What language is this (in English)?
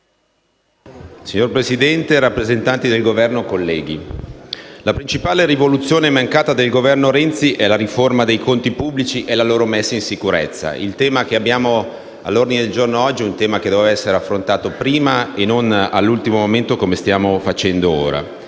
Italian